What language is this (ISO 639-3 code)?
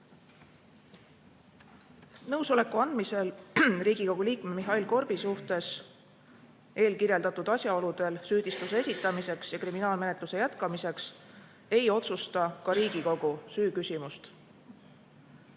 est